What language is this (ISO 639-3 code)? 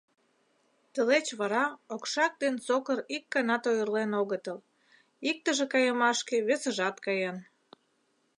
chm